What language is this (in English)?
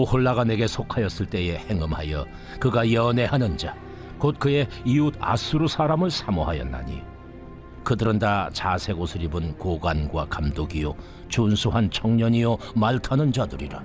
Korean